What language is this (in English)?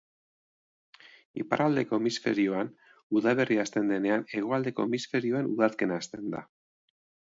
Basque